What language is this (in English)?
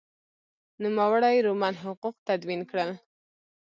Pashto